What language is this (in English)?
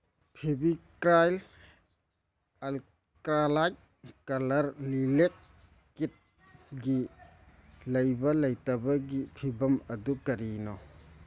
Manipuri